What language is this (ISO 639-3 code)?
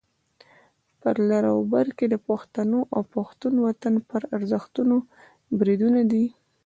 pus